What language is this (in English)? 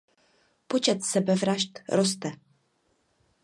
Czech